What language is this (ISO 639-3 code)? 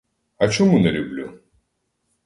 ukr